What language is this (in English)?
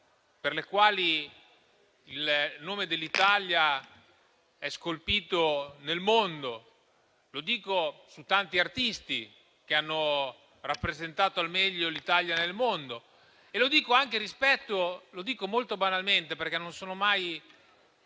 Italian